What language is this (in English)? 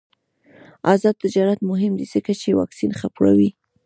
Pashto